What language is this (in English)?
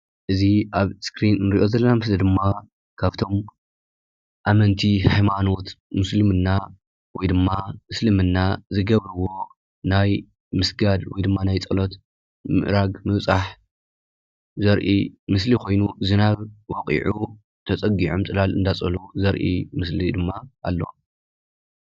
Tigrinya